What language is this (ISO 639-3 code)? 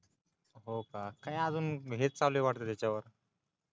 mar